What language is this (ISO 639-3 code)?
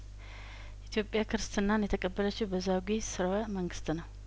amh